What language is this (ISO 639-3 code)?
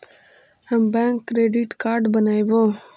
mag